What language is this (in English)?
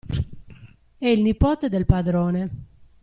Italian